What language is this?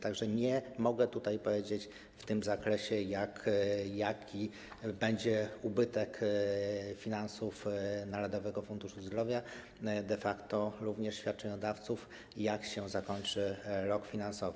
Polish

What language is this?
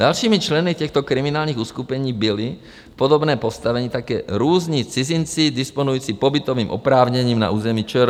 Czech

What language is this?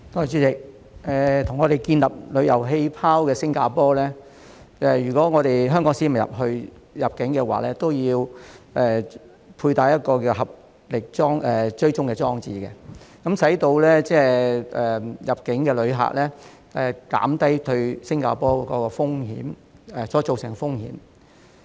Cantonese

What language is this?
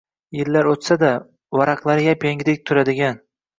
Uzbek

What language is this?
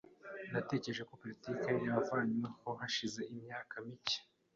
Kinyarwanda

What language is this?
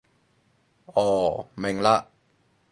Cantonese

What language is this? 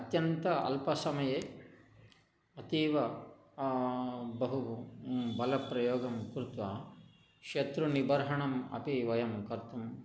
Sanskrit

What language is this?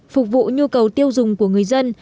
Vietnamese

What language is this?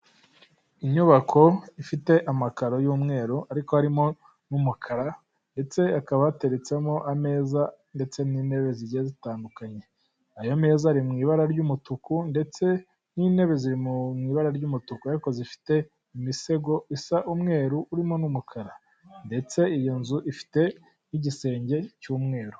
Kinyarwanda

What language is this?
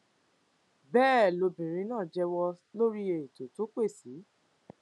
Yoruba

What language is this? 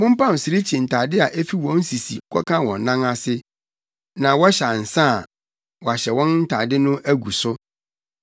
Akan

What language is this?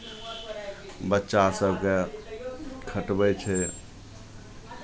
Maithili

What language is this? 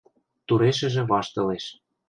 Western Mari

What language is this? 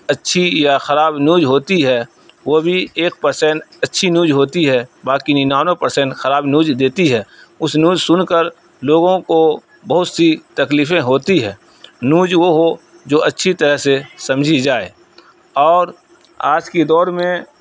Urdu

